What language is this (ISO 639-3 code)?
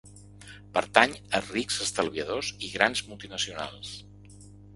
cat